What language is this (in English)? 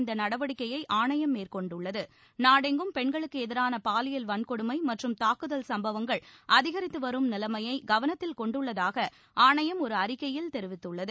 Tamil